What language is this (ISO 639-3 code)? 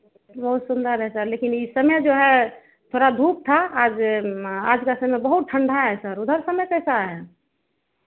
hin